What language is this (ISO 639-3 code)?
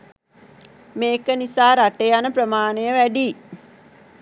sin